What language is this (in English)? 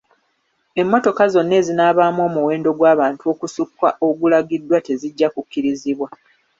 Ganda